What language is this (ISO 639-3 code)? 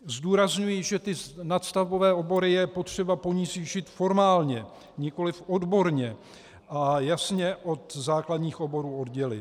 ces